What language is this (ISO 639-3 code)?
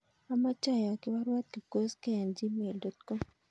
kln